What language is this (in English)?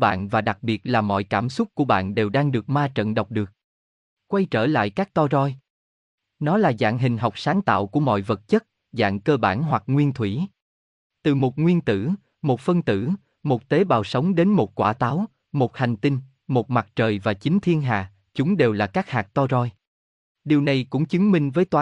Vietnamese